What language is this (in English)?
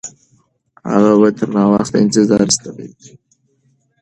Pashto